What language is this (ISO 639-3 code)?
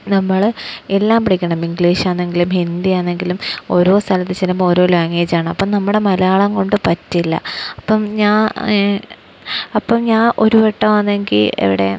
mal